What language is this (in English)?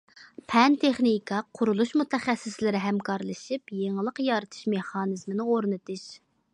Uyghur